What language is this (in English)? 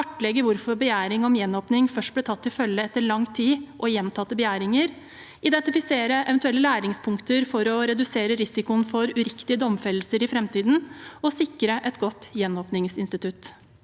Norwegian